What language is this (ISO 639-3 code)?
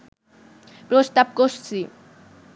ben